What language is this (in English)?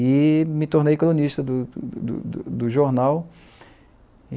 Portuguese